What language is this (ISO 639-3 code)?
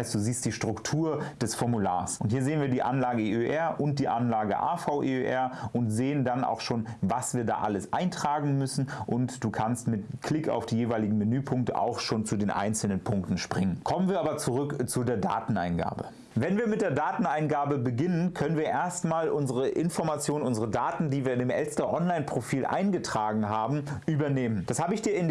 deu